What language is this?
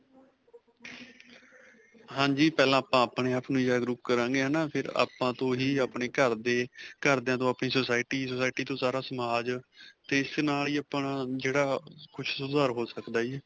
Punjabi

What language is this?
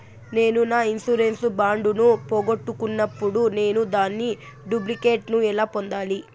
Telugu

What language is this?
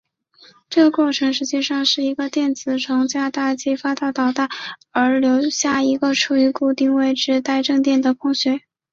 Chinese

